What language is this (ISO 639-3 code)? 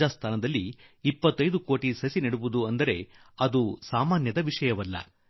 kan